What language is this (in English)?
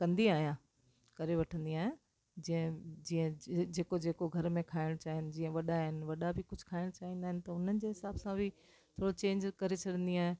Sindhi